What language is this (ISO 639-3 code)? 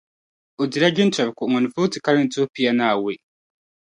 dag